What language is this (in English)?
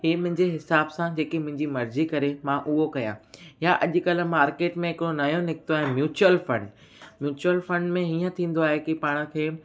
Sindhi